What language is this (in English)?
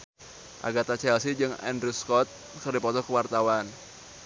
Sundanese